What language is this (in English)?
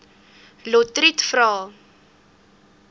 Afrikaans